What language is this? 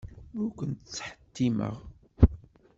Kabyle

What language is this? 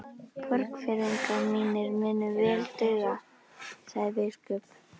Icelandic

